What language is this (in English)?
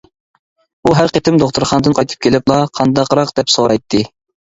Uyghur